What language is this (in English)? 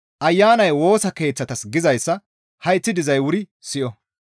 Gamo